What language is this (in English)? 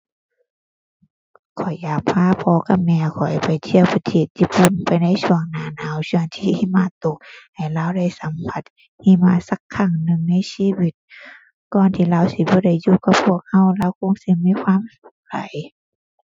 Thai